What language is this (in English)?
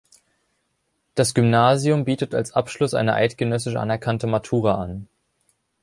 German